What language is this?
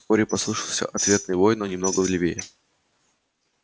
Russian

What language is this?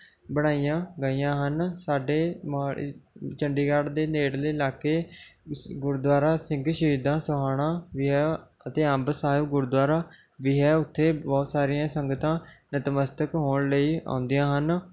Punjabi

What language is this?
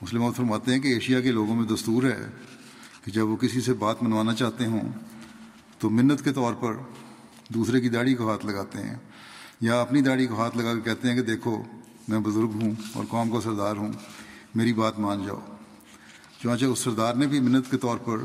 Urdu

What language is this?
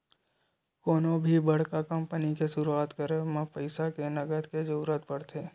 Chhattisgarhi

